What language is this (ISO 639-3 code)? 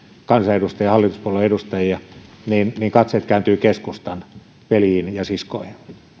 fin